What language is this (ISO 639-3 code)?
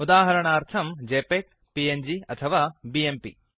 san